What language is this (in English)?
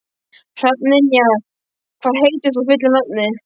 Icelandic